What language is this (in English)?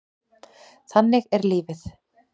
Icelandic